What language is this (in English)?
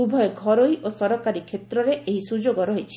Odia